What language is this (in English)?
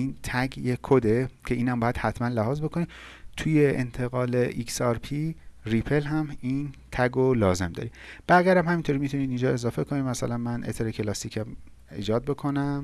Persian